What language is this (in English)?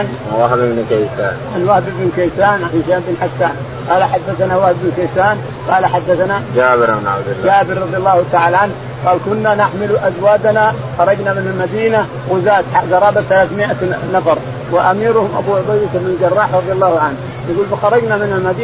Arabic